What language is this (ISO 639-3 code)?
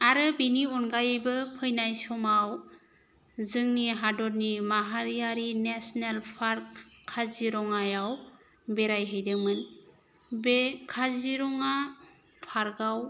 brx